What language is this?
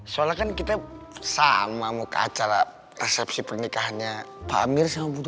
Indonesian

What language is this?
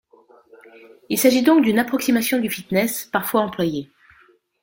French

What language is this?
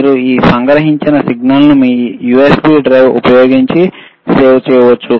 Telugu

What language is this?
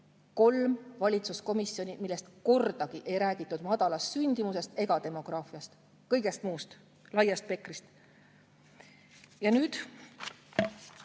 Estonian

